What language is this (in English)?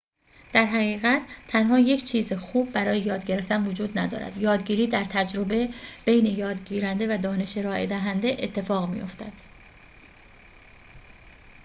Persian